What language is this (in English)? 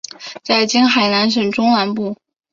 Chinese